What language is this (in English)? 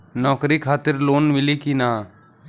Bhojpuri